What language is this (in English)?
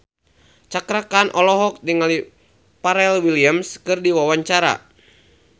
Sundanese